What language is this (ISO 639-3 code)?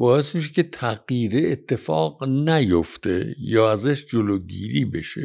fas